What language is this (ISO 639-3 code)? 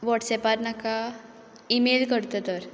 kok